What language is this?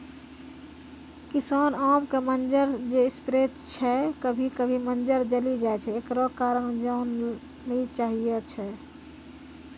Maithili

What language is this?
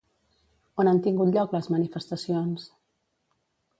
Catalan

